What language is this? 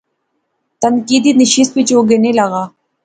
Pahari-Potwari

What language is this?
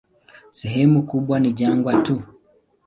Swahili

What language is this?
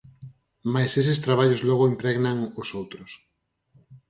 Galician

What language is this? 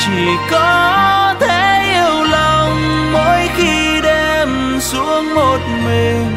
Vietnamese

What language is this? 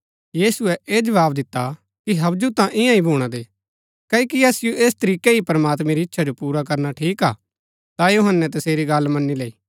Gaddi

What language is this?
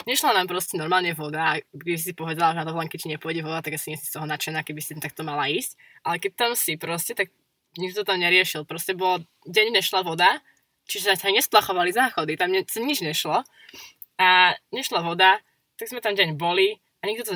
Slovak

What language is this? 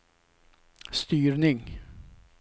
Swedish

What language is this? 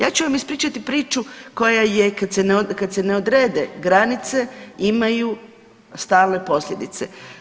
Croatian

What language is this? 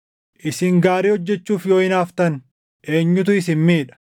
Oromo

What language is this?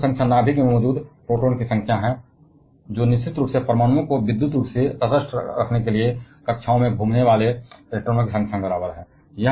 Hindi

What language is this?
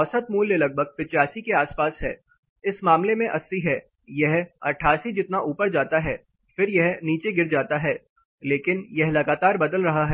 Hindi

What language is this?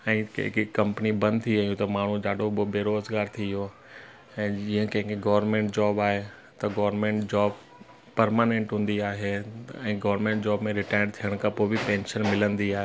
Sindhi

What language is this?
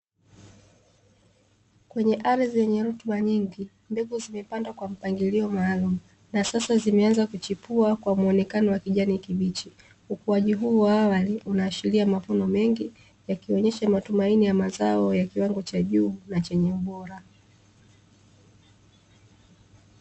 Swahili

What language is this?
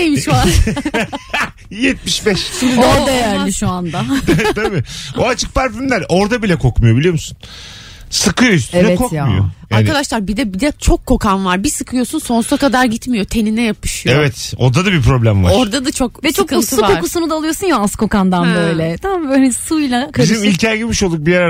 Turkish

